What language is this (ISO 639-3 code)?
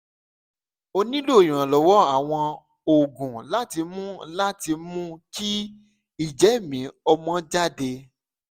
yor